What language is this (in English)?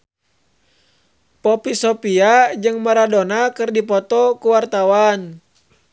Sundanese